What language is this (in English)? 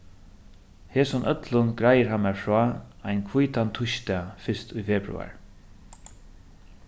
Faroese